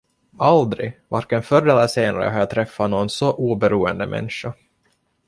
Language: Swedish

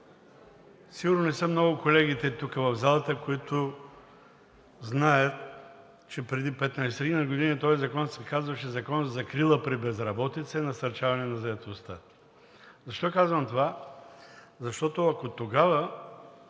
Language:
Bulgarian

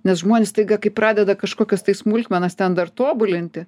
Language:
Lithuanian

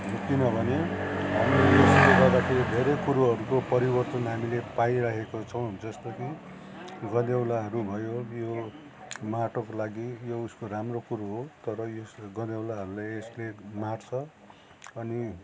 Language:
Nepali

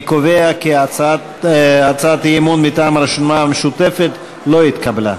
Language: Hebrew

